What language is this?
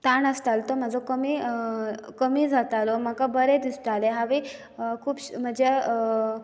Konkani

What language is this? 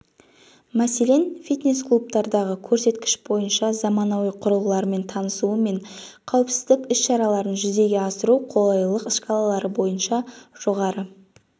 Kazakh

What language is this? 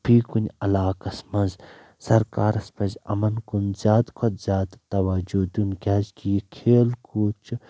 Kashmiri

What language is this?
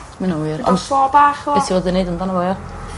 Welsh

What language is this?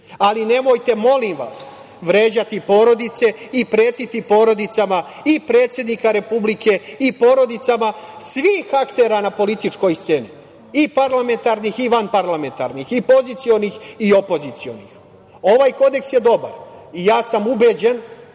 Serbian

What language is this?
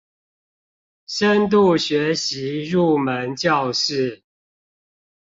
Chinese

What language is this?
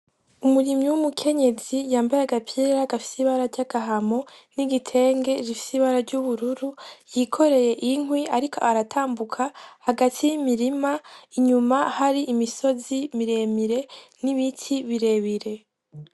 Rundi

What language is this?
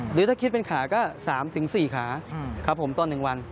Thai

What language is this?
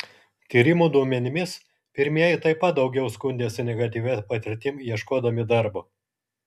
Lithuanian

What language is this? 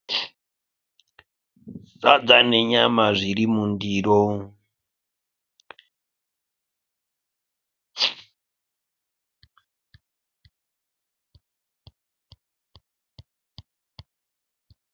Shona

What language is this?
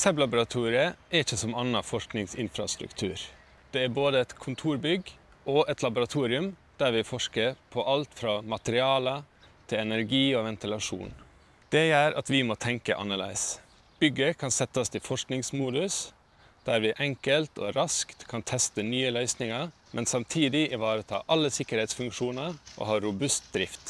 Norwegian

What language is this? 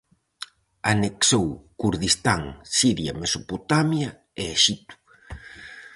Galician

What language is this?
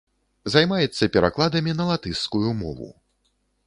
Belarusian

